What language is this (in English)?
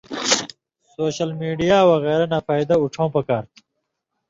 Indus Kohistani